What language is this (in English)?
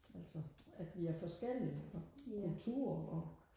Danish